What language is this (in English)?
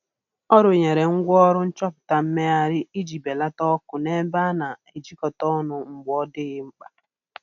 Igbo